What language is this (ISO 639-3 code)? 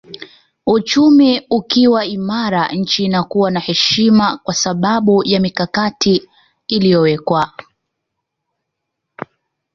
swa